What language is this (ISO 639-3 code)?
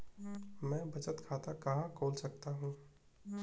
hin